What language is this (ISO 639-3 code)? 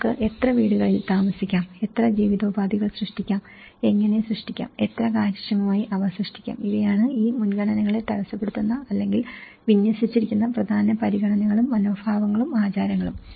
mal